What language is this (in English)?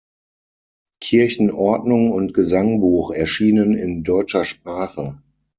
German